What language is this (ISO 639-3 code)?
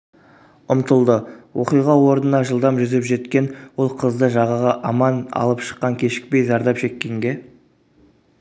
kaz